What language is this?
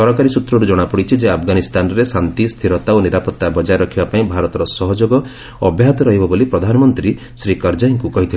Odia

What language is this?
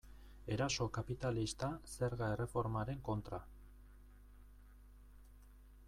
Basque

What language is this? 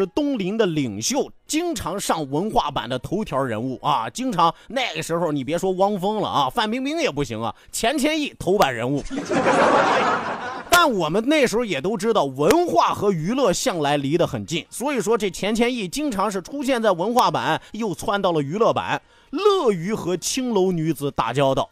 Chinese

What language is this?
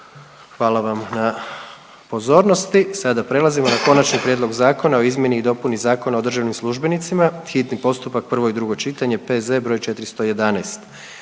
Croatian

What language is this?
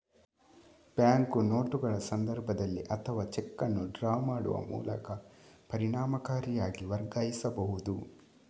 Kannada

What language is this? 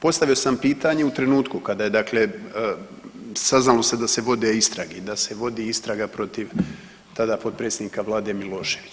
Croatian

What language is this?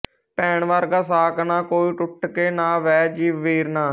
Punjabi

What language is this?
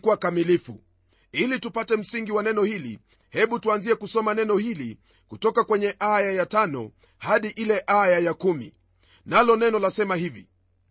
Swahili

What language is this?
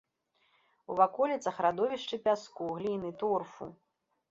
Belarusian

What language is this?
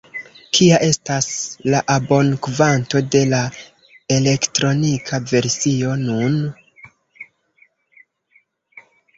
Esperanto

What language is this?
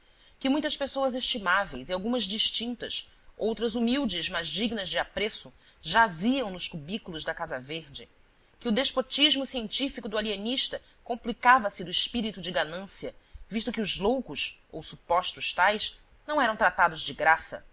Portuguese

